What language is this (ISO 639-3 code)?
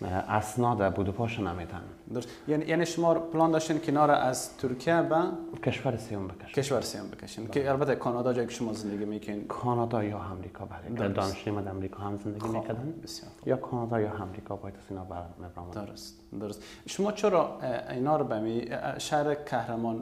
fas